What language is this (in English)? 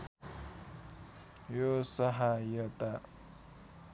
Nepali